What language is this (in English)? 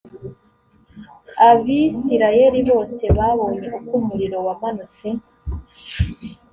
Kinyarwanda